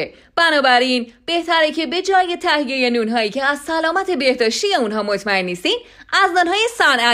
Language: Persian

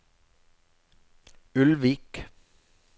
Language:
Norwegian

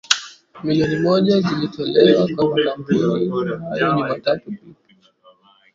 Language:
Swahili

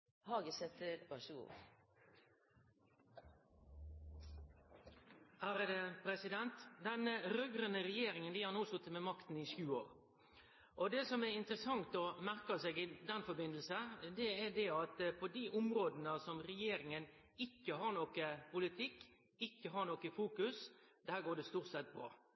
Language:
Norwegian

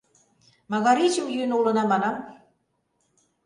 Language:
Mari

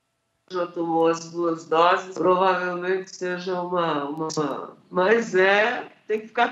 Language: Portuguese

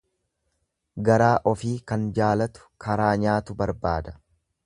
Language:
Oromo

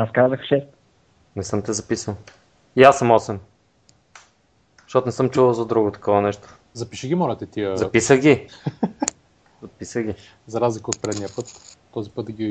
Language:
Bulgarian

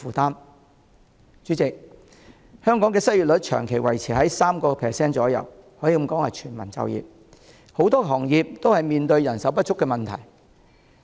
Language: Cantonese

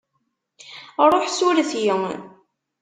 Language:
Kabyle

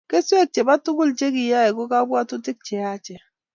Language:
Kalenjin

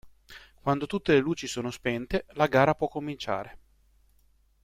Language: Italian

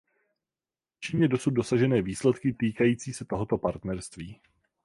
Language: Czech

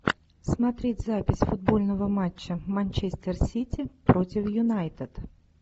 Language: Russian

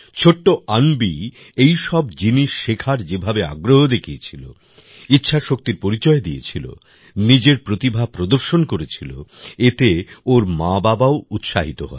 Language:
Bangla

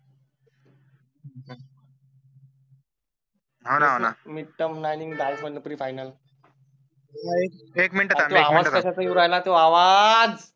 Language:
Marathi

